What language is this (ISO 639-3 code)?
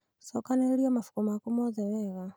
kik